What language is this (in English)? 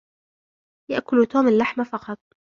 Arabic